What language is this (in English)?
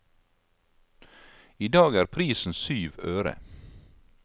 Norwegian